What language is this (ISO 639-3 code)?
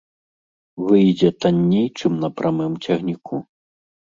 bel